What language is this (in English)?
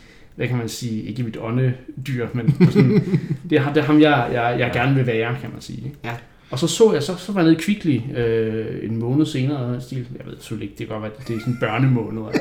Danish